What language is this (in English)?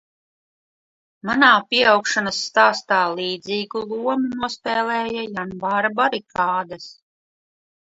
Latvian